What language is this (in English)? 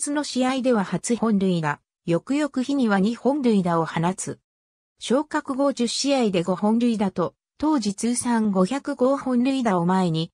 Japanese